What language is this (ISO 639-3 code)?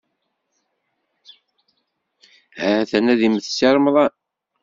kab